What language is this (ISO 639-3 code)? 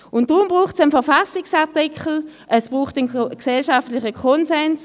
gsw